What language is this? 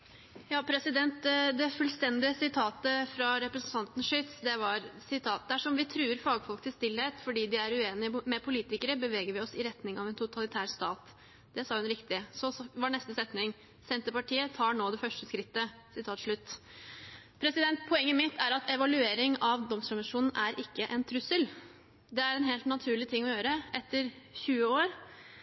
Norwegian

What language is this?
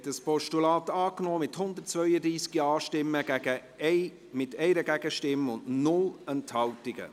Swiss German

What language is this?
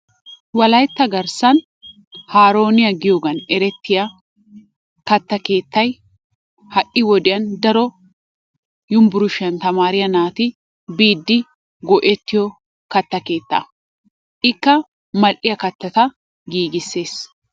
Wolaytta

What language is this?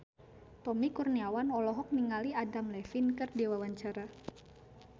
Sundanese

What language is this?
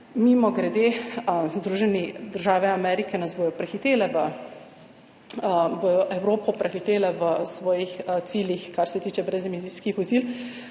Slovenian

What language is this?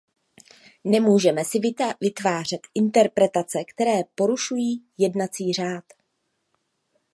Czech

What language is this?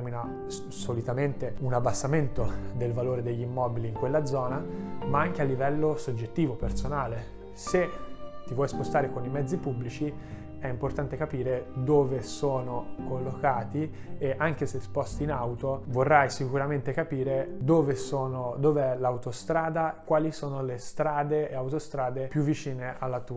Italian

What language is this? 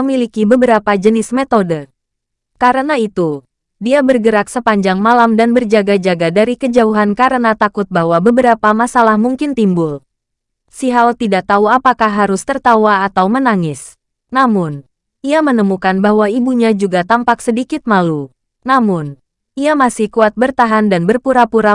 Indonesian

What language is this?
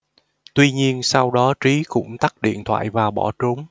Vietnamese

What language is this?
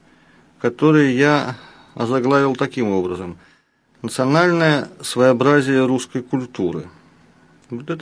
Russian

